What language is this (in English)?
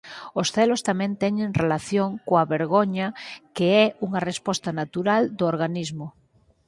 Galician